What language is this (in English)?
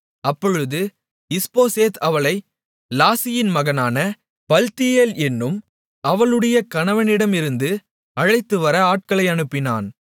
Tamil